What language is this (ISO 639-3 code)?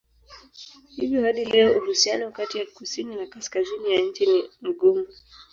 swa